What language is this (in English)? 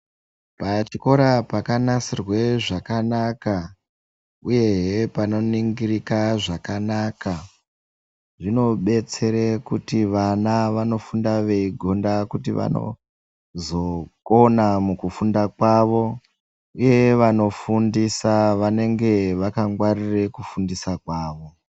Ndau